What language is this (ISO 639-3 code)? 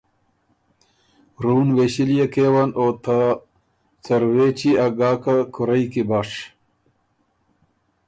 oru